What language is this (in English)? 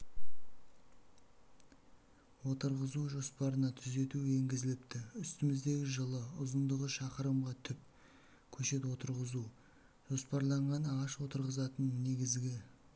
Kazakh